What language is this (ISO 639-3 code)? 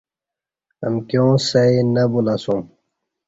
bsh